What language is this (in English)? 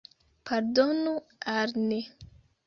Esperanto